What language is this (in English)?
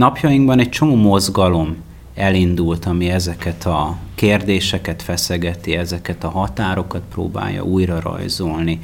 Hungarian